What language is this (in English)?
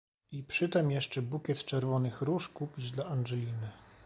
Polish